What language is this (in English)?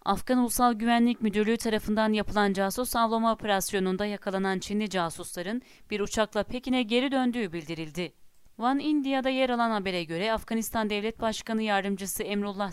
Turkish